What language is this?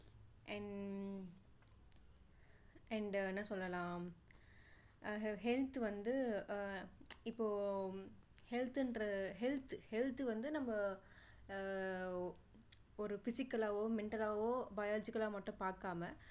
Tamil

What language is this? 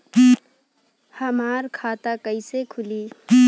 Bhojpuri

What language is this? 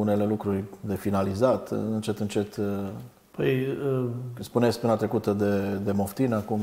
Romanian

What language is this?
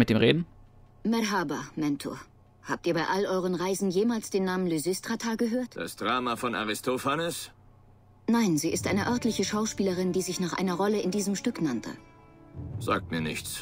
German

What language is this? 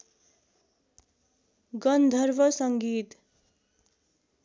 Nepali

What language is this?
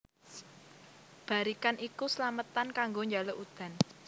Javanese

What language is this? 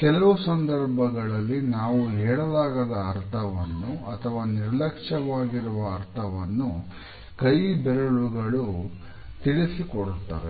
Kannada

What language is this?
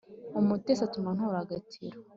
Kinyarwanda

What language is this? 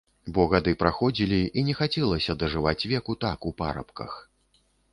Belarusian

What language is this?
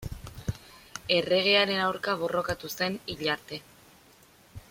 Basque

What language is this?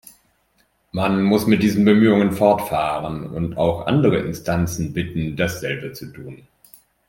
German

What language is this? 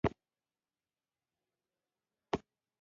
Pashto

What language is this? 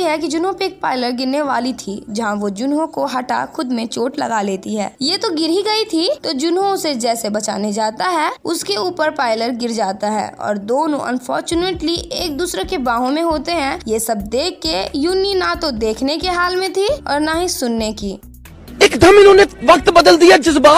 Hindi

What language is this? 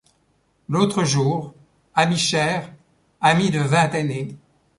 French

